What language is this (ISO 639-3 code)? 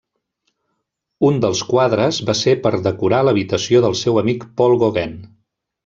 cat